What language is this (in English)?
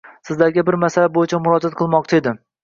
Uzbek